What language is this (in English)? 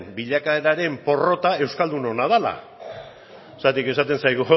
Basque